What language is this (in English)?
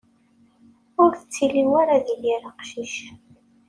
Kabyle